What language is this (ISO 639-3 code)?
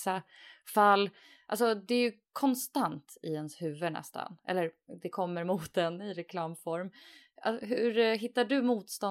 swe